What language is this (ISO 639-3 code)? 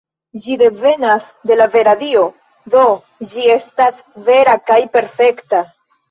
epo